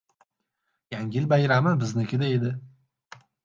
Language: Uzbek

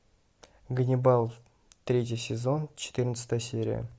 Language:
Russian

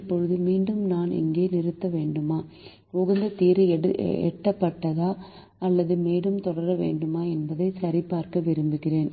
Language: Tamil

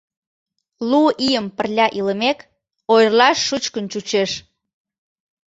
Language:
Mari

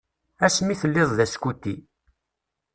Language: Kabyle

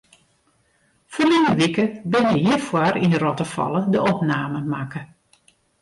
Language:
Western Frisian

